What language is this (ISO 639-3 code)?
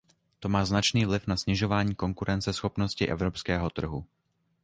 ces